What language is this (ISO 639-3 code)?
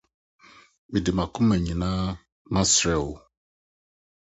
aka